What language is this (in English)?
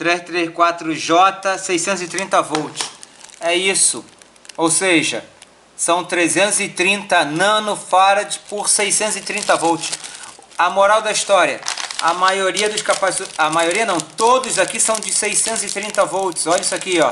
Portuguese